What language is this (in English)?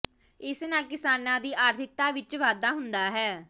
Punjabi